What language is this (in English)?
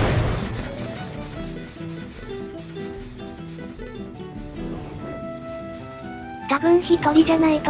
Japanese